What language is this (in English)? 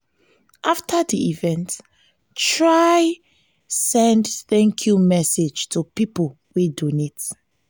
Nigerian Pidgin